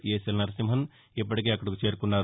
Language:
Telugu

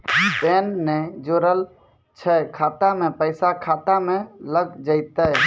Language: Maithili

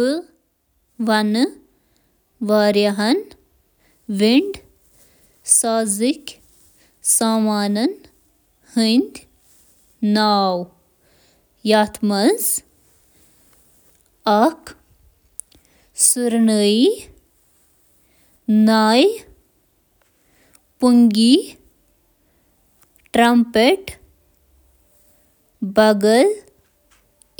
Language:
Kashmiri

